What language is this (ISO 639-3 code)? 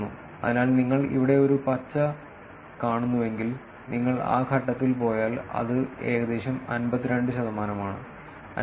mal